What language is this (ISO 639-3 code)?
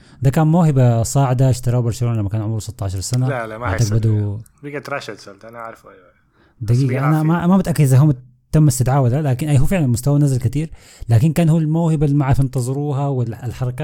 ara